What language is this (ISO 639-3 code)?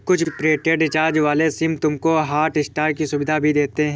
hin